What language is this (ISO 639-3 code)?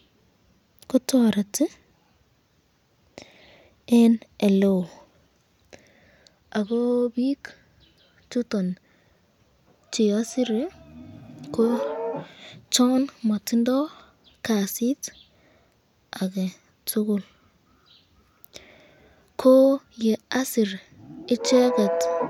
kln